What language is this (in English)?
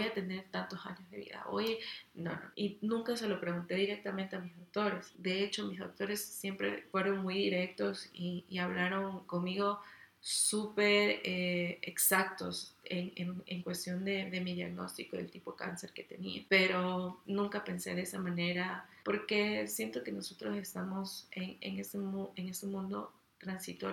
Spanish